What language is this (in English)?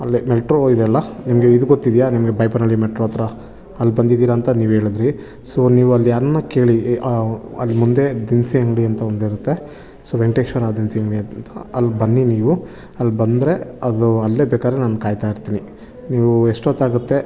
Kannada